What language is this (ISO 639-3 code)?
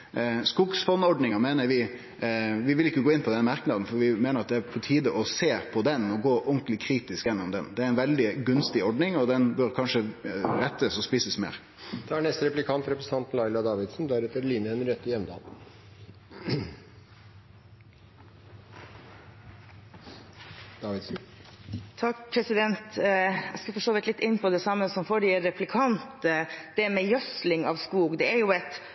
nor